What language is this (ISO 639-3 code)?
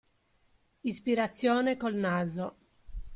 ita